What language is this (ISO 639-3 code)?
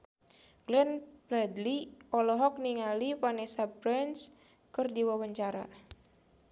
sun